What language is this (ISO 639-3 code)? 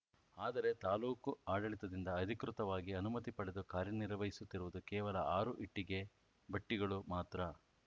kan